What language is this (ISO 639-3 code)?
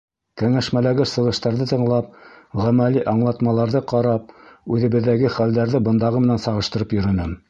bak